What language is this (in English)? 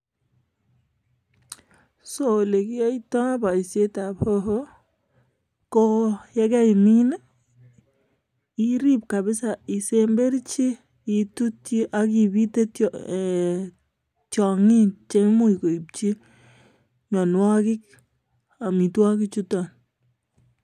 Kalenjin